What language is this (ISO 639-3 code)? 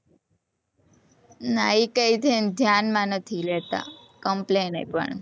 guj